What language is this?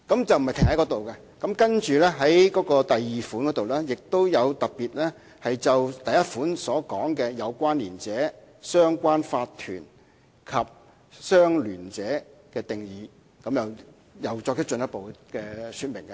Cantonese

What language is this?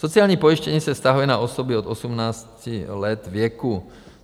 Czech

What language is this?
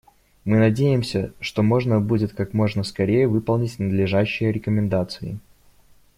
Russian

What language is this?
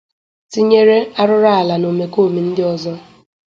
Igbo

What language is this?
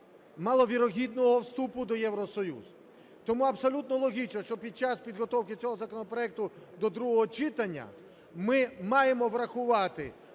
Ukrainian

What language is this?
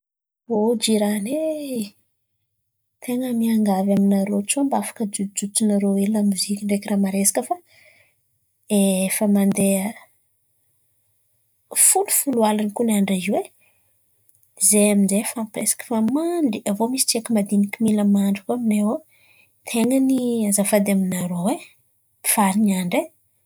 Antankarana Malagasy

